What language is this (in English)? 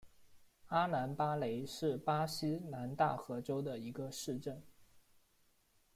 Chinese